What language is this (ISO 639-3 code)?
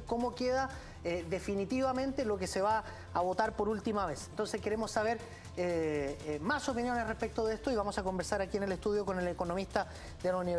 spa